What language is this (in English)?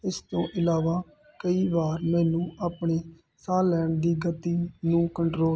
Punjabi